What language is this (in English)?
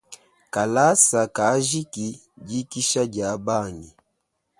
Luba-Lulua